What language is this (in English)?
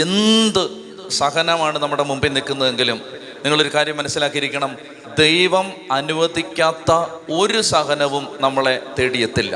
Malayalam